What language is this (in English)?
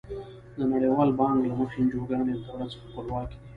Pashto